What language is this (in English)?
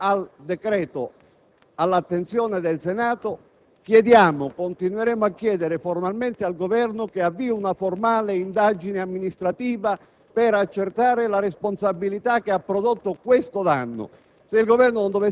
Italian